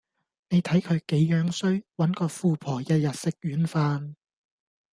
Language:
Cantonese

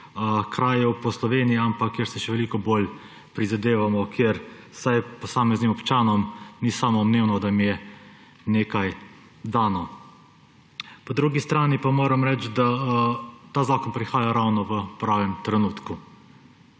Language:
Slovenian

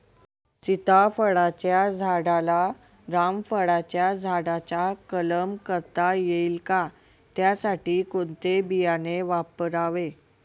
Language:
Marathi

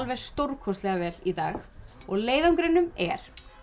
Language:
Icelandic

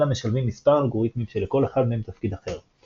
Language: Hebrew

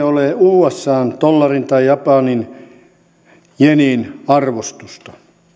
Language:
Finnish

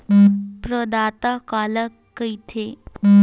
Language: Chhattisgarhi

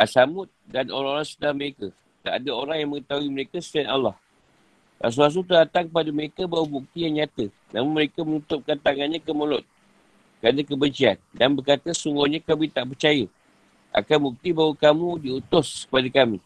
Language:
Malay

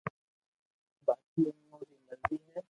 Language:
Loarki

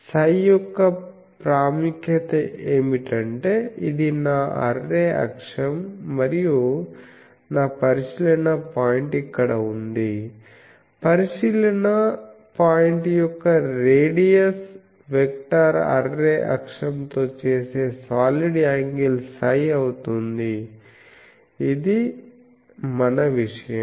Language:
Telugu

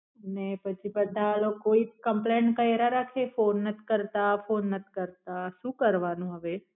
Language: Gujarati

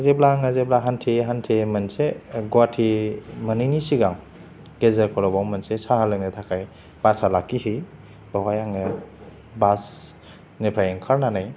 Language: Bodo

